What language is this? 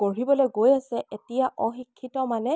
Assamese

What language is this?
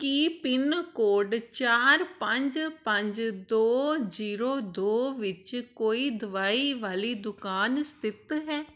Punjabi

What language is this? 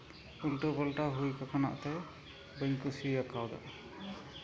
Santali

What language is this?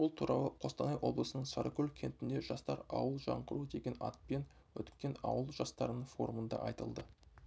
Kazakh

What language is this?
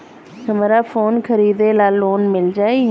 Bhojpuri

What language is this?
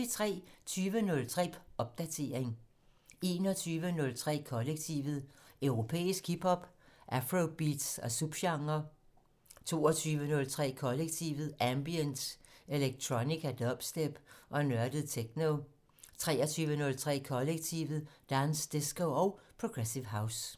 Danish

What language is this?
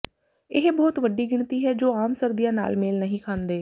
Punjabi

